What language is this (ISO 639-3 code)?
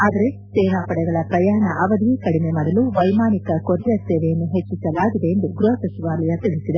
kan